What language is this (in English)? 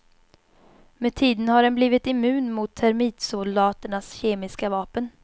Swedish